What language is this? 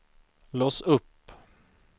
Swedish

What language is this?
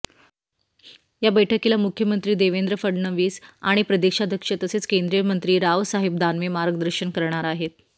Marathi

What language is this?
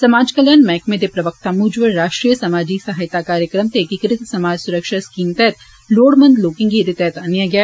Dogri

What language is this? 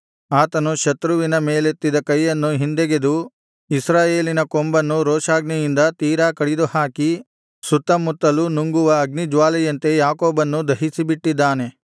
Kannada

